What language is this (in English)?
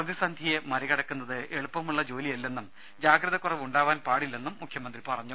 Malayalam